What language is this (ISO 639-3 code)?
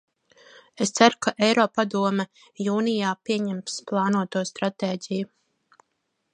lav